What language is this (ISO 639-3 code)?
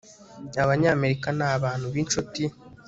kin